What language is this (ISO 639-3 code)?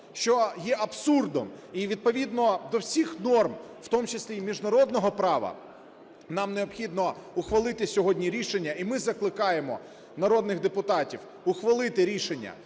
ukr